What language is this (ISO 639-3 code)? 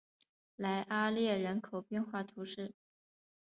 zho